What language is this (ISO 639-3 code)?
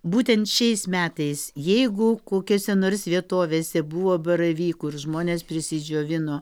lit